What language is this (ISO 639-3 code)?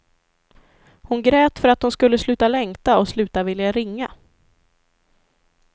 swe